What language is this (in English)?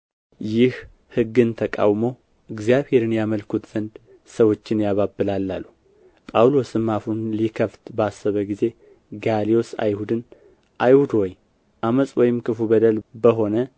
Amharic